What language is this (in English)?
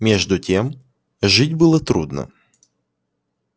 Russian